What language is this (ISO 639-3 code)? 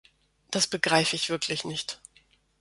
deu